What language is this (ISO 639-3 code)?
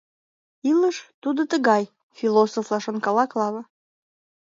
chm